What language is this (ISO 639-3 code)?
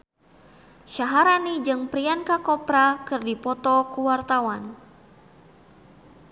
sun